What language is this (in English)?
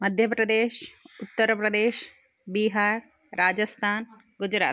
Sanskrit